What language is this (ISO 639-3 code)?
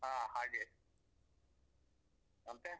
kan